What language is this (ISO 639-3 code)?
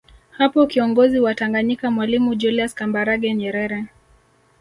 swa